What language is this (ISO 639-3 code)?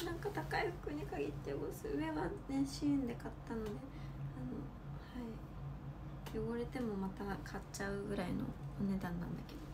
jpn